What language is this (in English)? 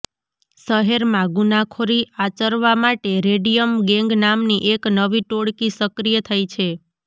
Gujarati